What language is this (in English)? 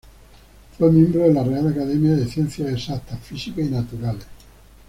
Spanish